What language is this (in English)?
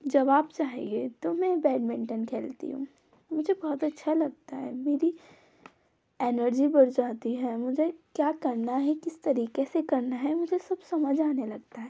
Hindi